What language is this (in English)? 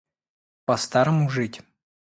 Russian